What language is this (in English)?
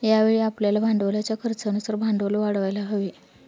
Marathi